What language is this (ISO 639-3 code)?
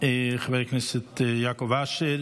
heb